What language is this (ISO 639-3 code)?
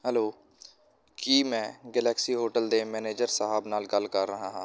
pan